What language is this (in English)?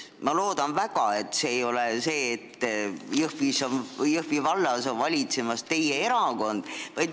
Estonian